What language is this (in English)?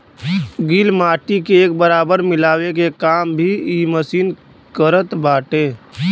Bhojpuri